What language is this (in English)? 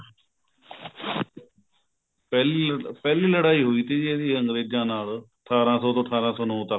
Punjabi